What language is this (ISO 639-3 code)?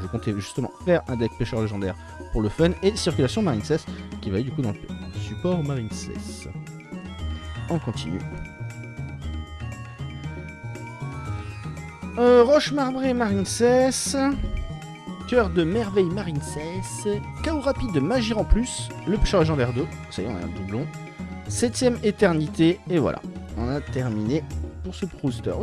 fra